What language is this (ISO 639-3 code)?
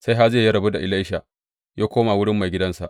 hau